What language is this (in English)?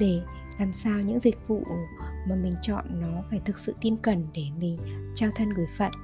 Vietnamese